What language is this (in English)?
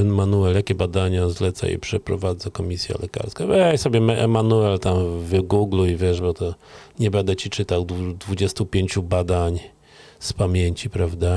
Polish